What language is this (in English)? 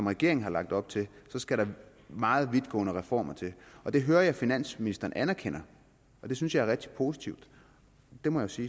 Danish